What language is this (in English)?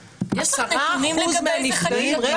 Hebrew